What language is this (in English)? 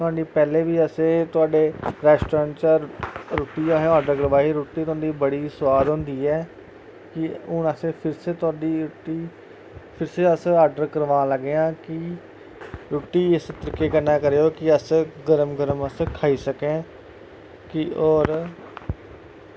Dogri